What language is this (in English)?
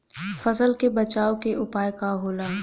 Bhojpuri